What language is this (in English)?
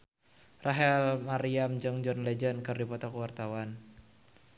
Sundanese